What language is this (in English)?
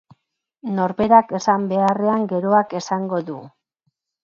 Basque